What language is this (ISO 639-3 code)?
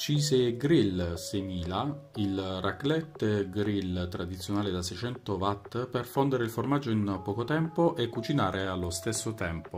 ita